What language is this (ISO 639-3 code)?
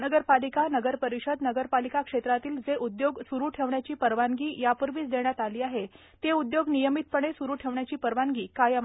mar